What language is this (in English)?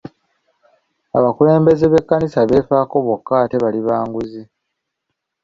Ganda